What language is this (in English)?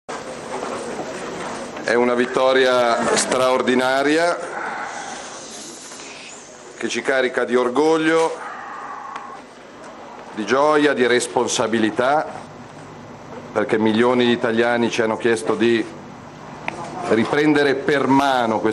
Italian